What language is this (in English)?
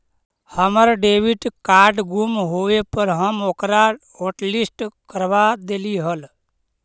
Magahi